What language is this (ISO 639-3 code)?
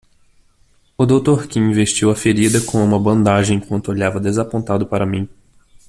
por